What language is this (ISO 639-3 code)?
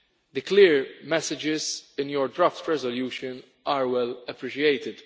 eng